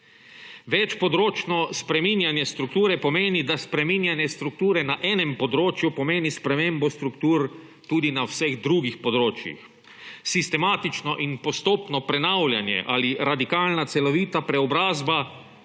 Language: Slovenian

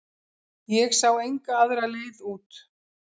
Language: Icelandic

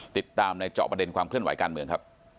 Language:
Thai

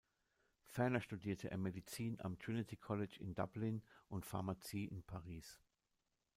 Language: German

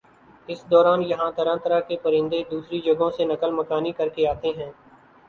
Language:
Urdu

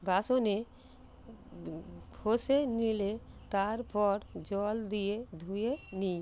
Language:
Bangla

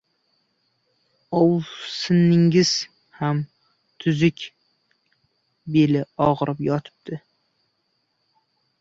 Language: Uzbek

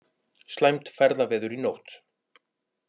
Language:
Icelandic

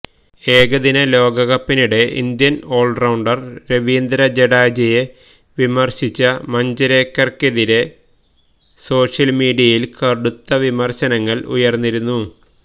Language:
Malayalam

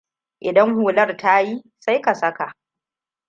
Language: Hausa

